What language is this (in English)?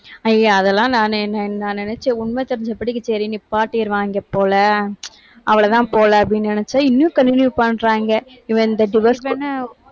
Tamil